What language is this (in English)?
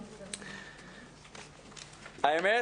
Hebrew